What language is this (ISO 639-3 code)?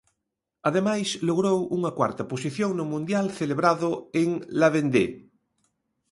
glg